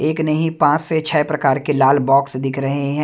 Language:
Hindi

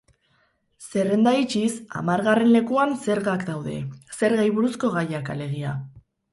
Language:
Basque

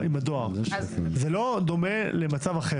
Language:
Hebrew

